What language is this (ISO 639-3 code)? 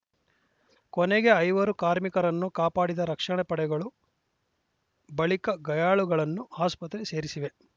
kan